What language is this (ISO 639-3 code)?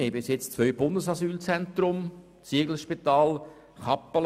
gsw